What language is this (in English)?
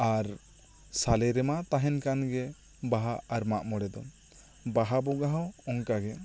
Santali